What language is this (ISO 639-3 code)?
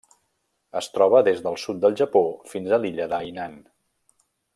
cat